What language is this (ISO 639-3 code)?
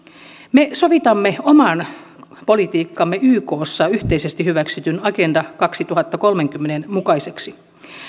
fin